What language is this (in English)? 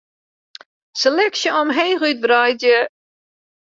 Western Frisian